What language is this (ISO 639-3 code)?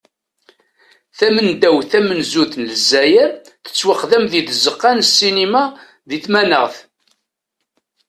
kab